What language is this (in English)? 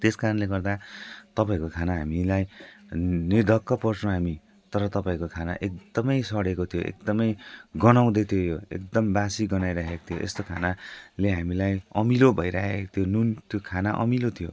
Nepali